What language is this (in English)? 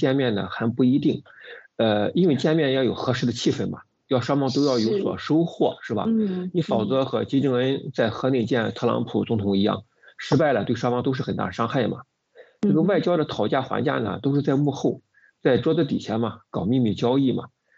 Chinese